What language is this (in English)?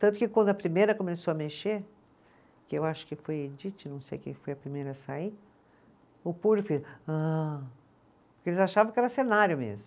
Portuguese